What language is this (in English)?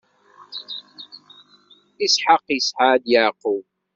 Kabyle